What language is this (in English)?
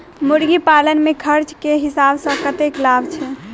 Maithili